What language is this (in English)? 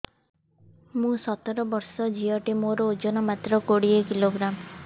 Odia